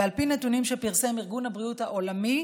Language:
Hebrew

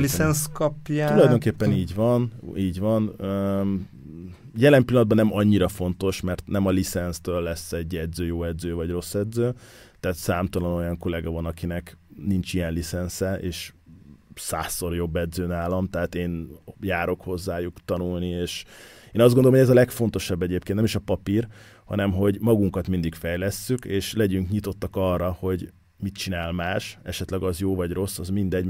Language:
Hungarian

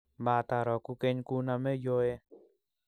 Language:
Kalenjin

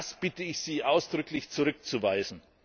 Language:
German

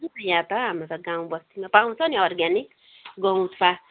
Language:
Nepali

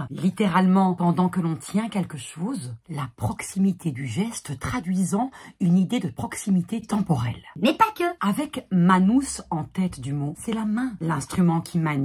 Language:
French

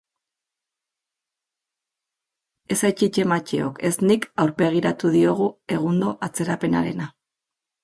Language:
Basque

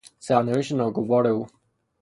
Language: Persian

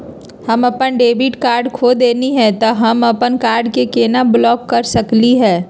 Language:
Magahi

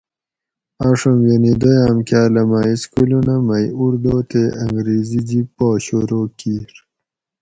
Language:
Gawri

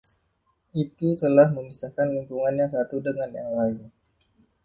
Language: Indonesian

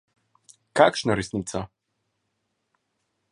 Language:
Slovenian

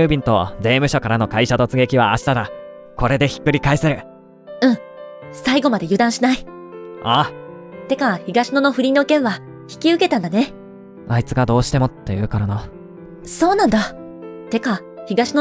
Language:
Japanese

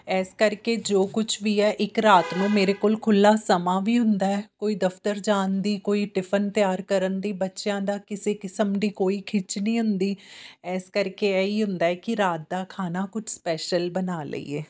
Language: Punjabi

